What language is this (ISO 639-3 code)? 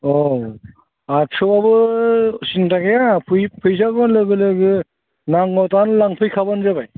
brx